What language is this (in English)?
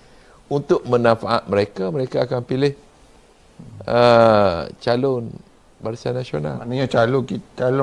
Malay